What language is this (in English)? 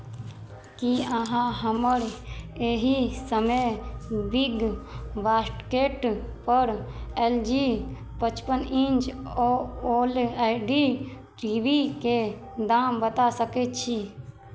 Maithili